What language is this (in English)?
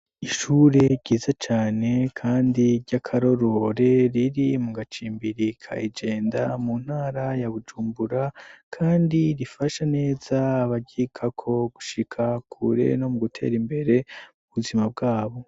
Rundi